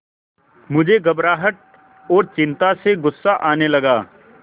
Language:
Hindi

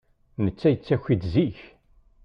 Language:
Kabyle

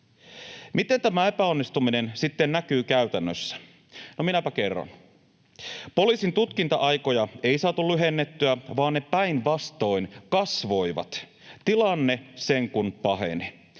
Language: Finnish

